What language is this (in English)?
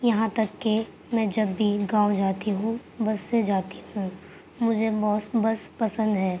Urdu